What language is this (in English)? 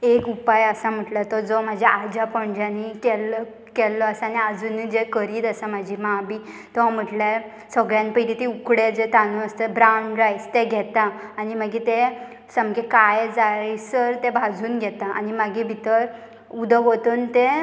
Konkani